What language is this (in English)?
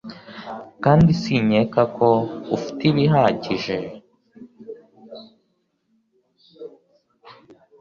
Kinyarwanda